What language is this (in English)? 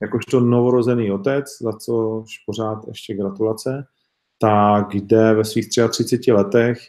Czech